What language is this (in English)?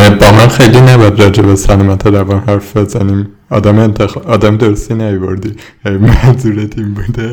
Persian